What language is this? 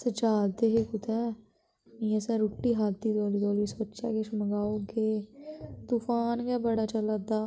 Dogri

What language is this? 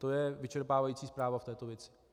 Czech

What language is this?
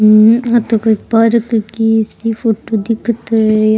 Rajasthani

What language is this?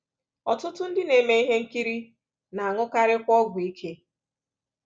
Igbo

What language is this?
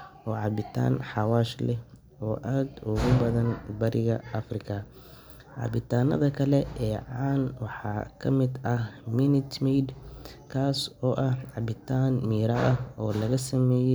Somali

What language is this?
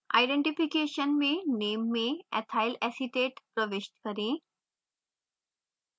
Hindi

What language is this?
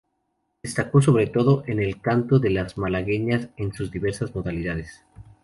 Spanish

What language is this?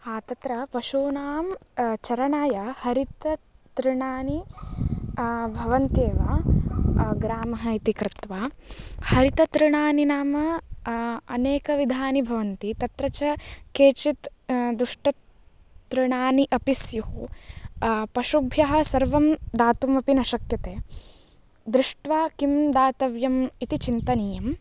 Sanskrit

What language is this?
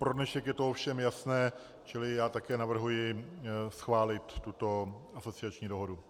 Czech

